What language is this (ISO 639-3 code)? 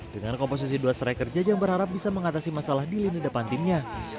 ind